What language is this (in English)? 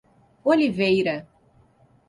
Portuguese